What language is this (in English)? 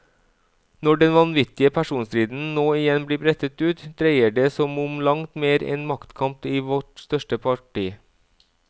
Norwegian